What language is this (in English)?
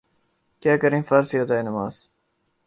Urdu